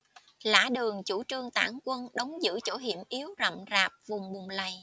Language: Vietnamese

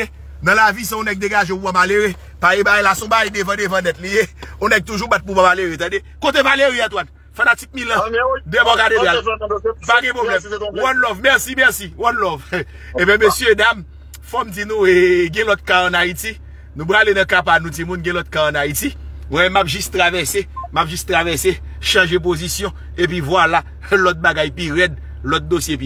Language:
French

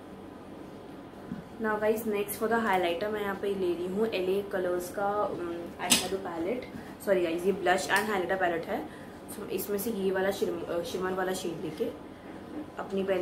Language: Hindi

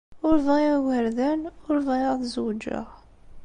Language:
Kabyle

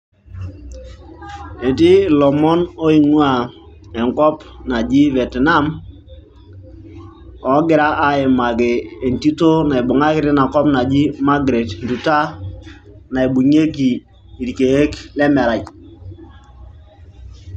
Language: Masai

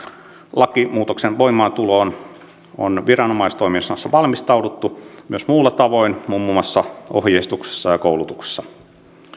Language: Finnish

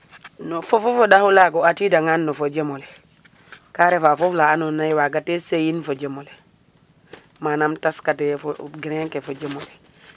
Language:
Serer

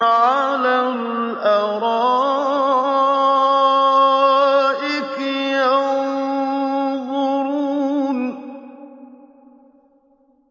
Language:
Arabic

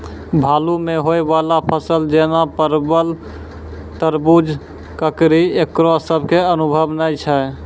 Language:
Maithili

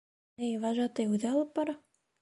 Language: Bashkir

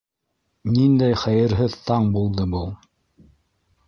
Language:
Bashkir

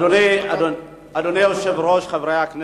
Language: Hebrew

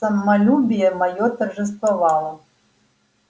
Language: Russian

